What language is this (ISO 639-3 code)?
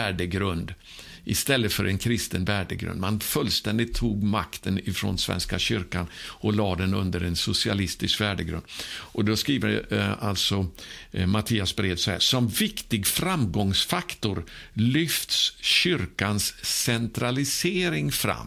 swe